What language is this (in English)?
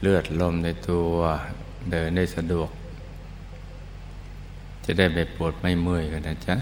Thai